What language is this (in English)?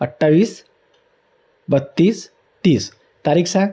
Marathi